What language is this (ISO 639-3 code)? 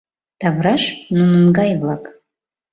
chm